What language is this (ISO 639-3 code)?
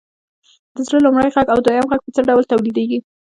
pus